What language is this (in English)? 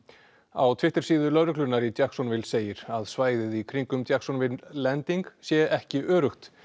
Icelandic